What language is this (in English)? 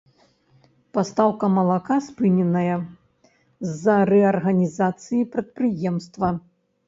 Belarusian